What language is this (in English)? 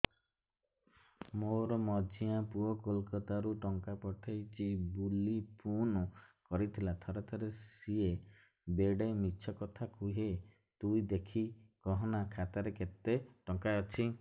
Odia